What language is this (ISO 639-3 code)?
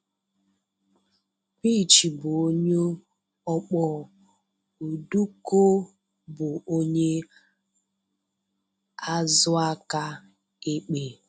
ibo